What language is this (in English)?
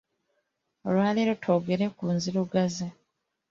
Ganda